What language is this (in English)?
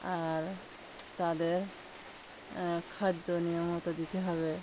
Bangla